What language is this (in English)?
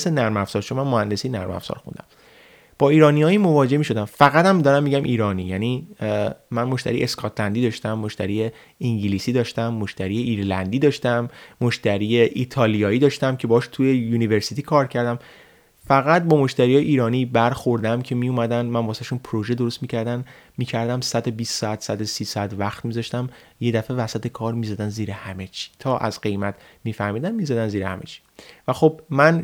Persian